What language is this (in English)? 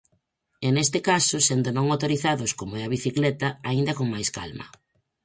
Galician